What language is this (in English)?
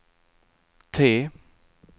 Swedish